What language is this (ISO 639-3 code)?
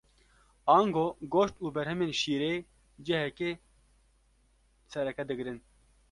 kur